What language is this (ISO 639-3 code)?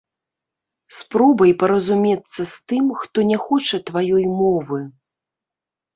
bel